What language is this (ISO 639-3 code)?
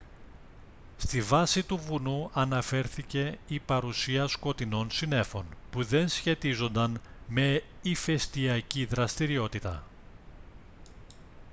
ell